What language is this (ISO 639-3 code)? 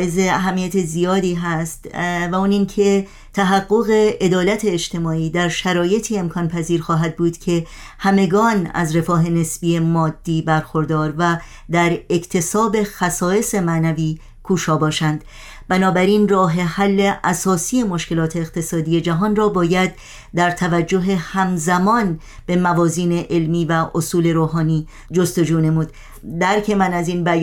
fas